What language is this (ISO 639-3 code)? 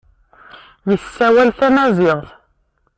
kab